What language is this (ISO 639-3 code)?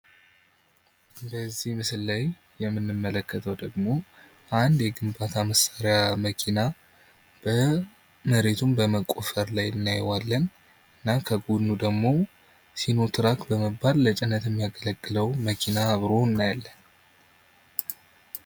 amh